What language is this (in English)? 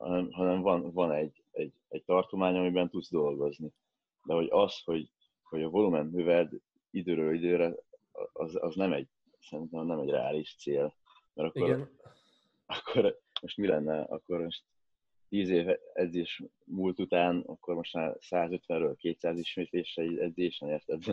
Hungarian